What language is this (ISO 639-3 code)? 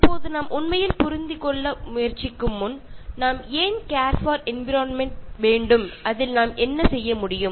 tam